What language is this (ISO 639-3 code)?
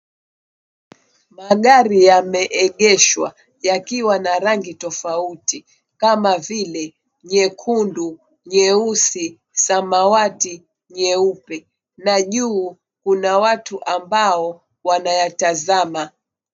swa